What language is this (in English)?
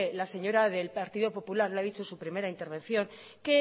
Spanish